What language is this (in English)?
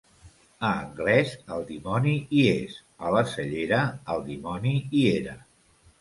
Catalan